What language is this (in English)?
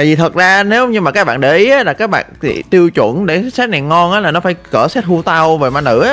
Vietnamese